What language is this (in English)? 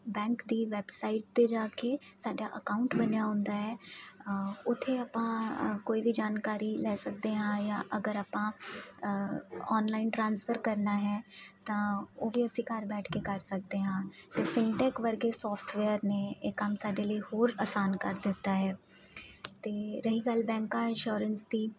Punjabi